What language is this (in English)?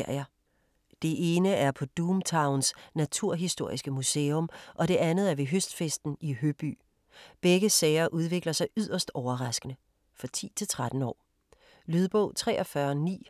Danish